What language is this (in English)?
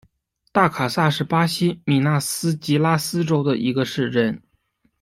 Chinese